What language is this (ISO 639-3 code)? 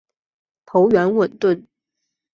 zho